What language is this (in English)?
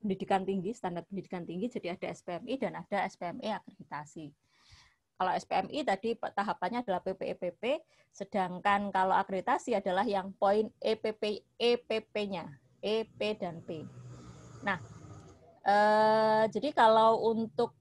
Indonesian